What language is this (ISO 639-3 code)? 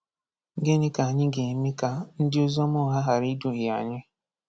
ibo